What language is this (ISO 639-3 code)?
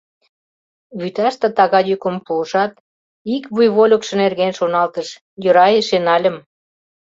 chm